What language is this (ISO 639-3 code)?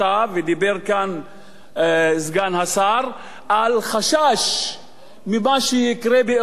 heb